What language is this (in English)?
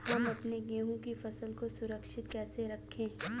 Hindi